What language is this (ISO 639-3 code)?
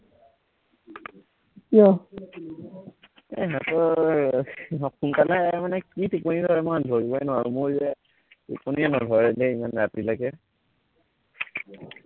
asm